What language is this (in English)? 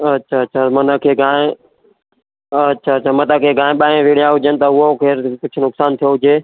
Sindhi